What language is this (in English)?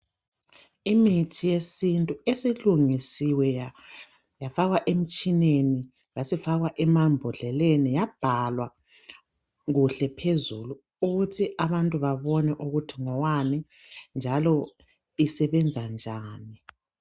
North Ndebele